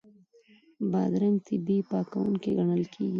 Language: Pashto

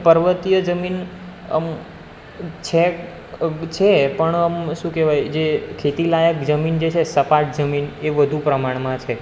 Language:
Gujarati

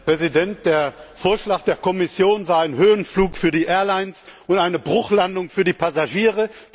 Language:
German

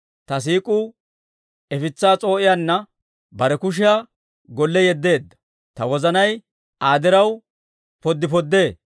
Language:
Dawro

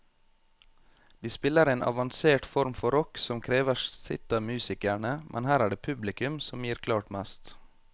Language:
Norwegian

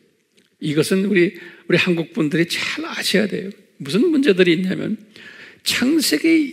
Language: Korean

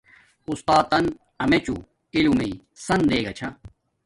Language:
Domaaki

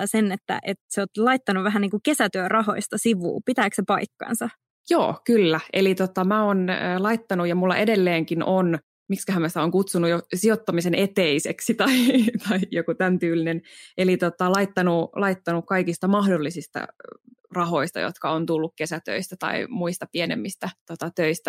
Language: Finnish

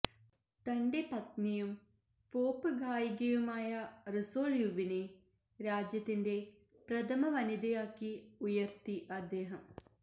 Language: Malayalam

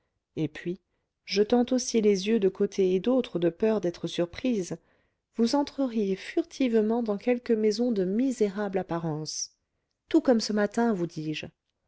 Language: French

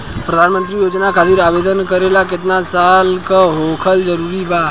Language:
Bhojpuri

